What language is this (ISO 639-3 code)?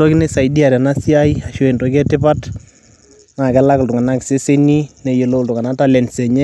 mas